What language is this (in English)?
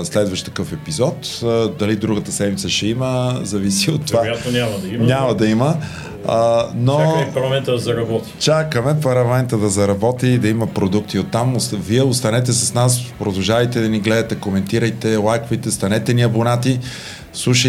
Bulgarian